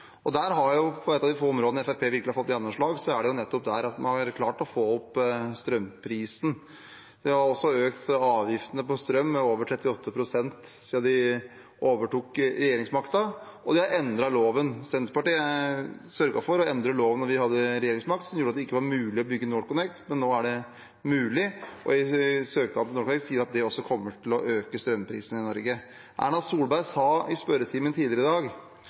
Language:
Norwegian Bokmål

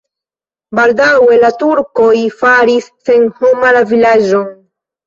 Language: Esperanto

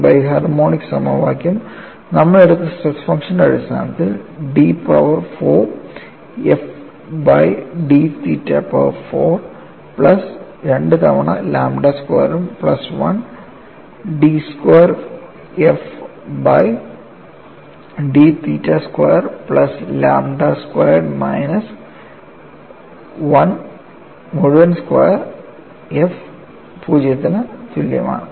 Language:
Malayalam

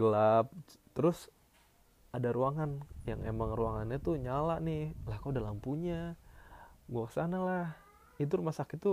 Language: Indonesian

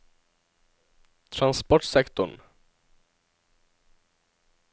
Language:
Norwegian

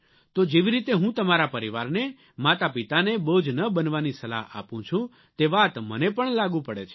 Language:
Gujarati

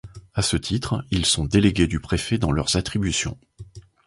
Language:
French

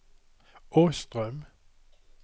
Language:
Swedish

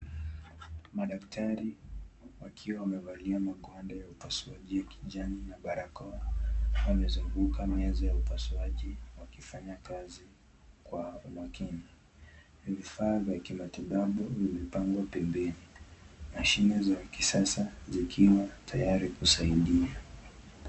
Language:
Swahili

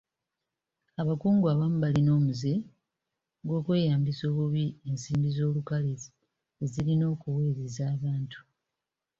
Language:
Ganda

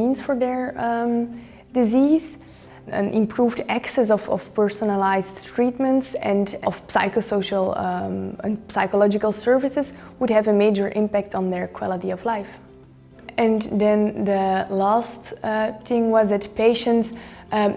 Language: English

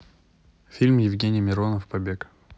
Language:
Russian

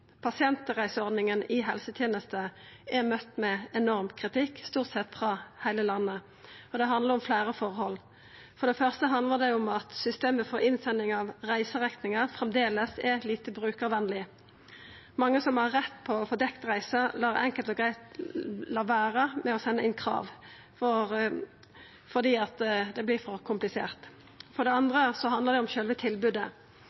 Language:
Norwegian Nynorsk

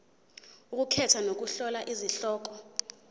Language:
Zulu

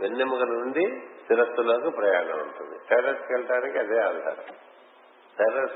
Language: Telugu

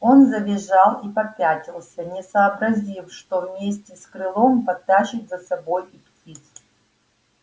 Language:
Russian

